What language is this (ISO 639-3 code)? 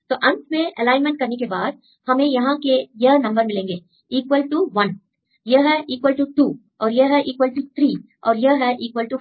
hin